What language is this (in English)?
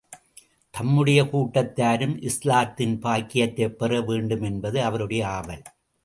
Tamil